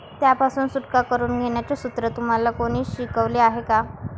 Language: Marathi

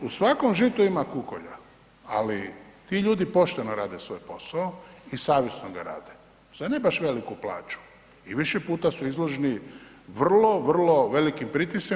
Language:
Croatian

